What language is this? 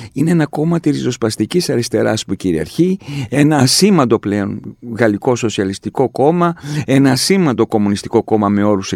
Greek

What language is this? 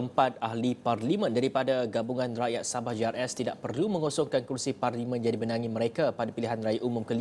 Malay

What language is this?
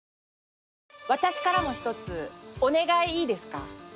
Japanese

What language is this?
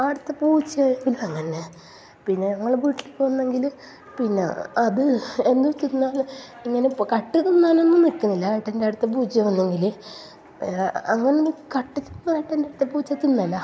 Malayalam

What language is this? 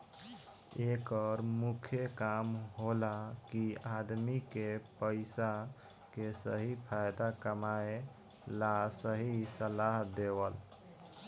Bhojpuri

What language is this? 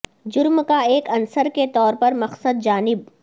Urdu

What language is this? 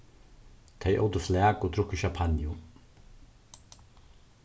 Faroese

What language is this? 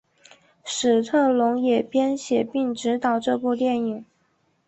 Chinese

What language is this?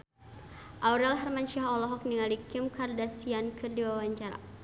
Sundanese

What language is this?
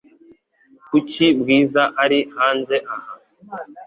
Kinyarwanda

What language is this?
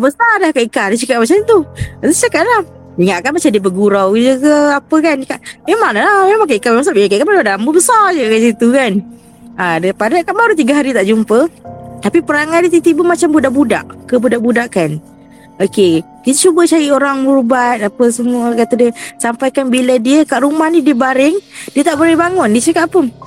Malay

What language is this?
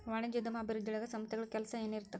Kannada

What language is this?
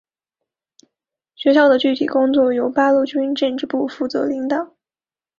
Chinese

